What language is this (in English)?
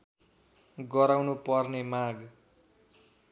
Nepali